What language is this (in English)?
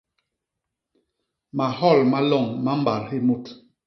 Basaa